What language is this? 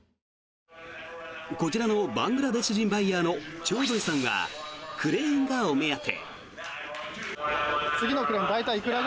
Japanese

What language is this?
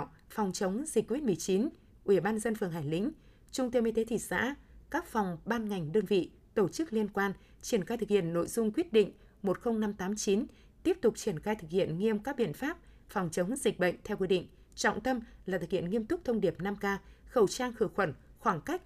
Vietnamese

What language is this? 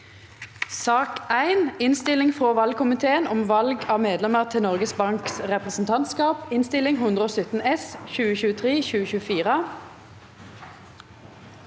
Norwegian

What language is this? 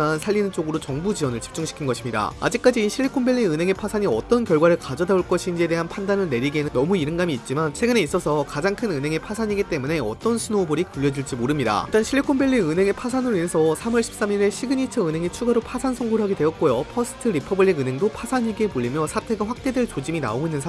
Korean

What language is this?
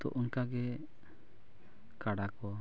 Santali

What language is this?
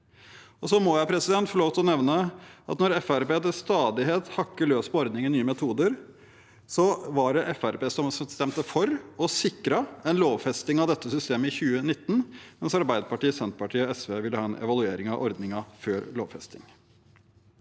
Norwegian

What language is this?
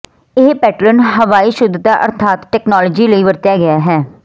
Punjabi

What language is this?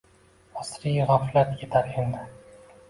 Uzbek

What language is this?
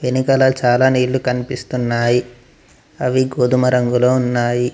Telugu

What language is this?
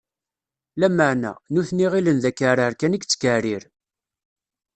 Kabyle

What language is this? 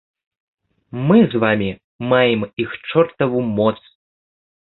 Belarusian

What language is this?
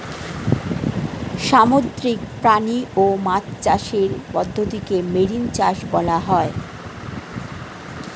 Bangla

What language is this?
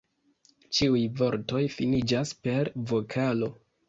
Esperanto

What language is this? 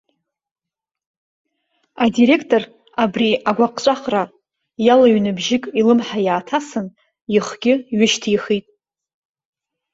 Abkhazian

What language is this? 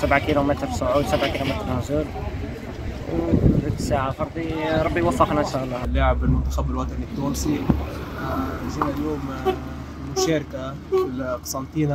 Arabic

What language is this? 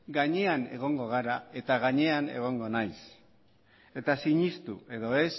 Basque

